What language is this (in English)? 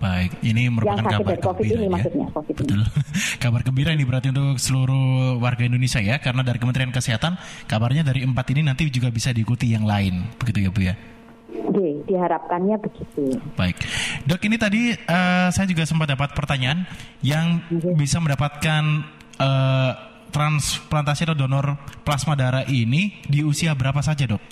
Indonesian